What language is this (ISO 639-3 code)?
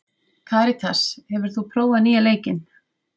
isl